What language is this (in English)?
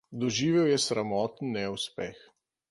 Slovenian